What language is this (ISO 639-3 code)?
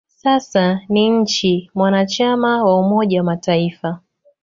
swa